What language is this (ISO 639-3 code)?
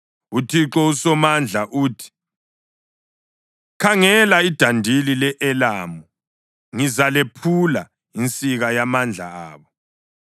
nde